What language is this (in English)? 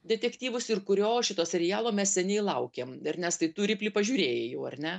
Lithuanian